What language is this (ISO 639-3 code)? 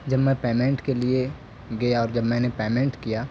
urd